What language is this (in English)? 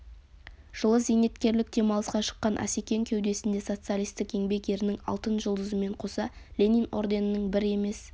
Kazakh